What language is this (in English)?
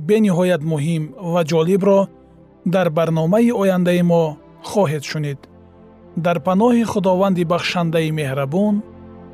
Persian